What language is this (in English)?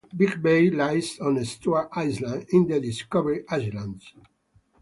English